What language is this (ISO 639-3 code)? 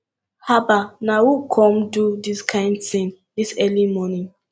pcm